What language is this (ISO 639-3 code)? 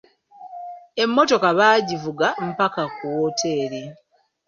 lug